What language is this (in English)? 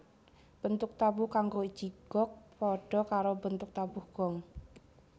Javanese